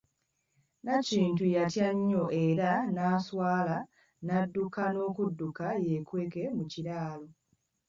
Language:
Ganda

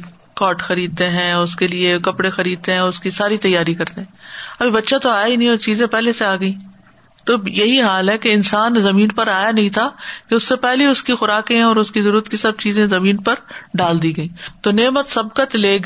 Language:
Urdu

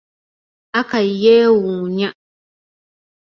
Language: Ganda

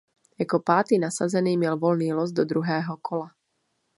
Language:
Czech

